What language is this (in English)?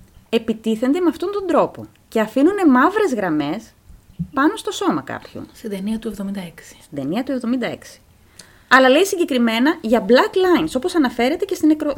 Greek